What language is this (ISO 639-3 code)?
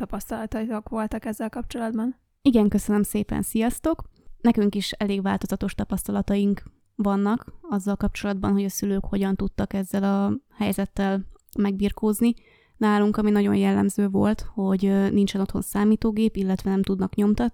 hun